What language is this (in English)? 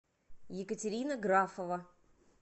Russian